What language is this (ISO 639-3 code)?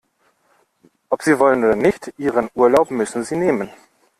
deu